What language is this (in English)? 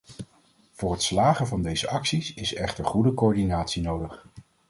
Dutch